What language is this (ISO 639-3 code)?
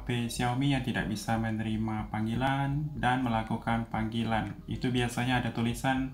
ind